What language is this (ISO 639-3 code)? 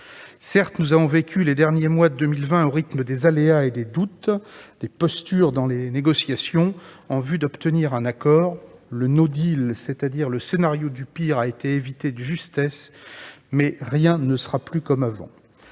fra